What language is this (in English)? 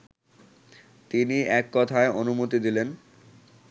Bangla